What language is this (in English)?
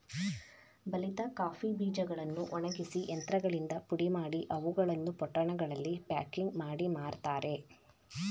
Kannada